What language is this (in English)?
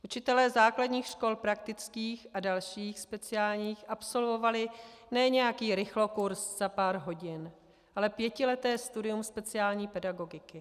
Czech